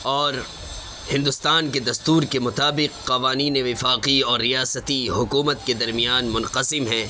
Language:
Urdu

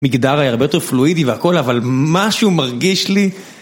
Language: Hebrew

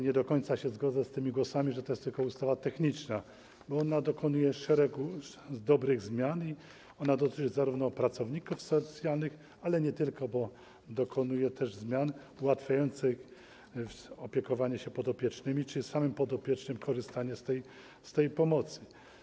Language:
Polish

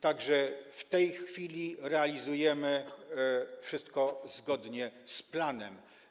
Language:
Polish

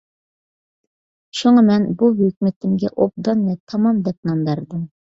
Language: Uyghur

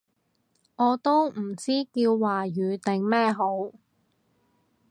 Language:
Cantonese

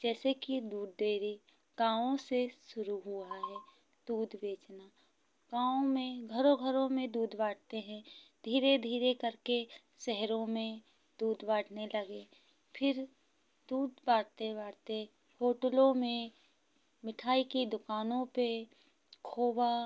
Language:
Hindi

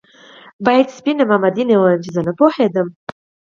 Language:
Pashto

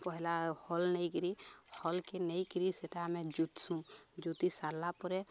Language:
Odia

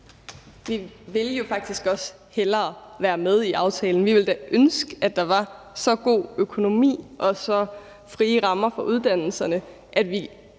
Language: Danish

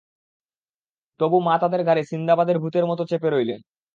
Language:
Bangla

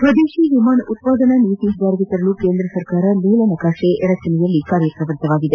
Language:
Kannada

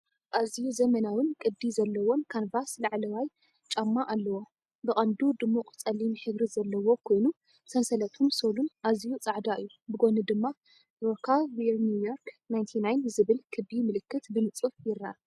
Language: Tigrinya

